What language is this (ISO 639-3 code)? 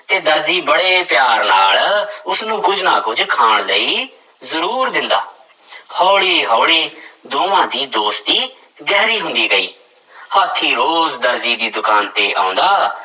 pan